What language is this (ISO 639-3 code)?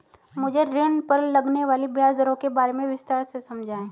hin